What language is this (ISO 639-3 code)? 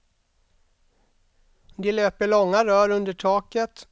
swe